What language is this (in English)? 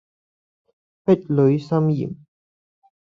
Cantonese